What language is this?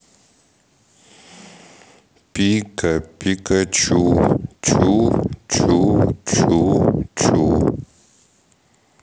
Russian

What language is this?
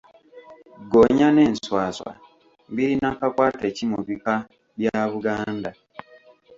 Ganda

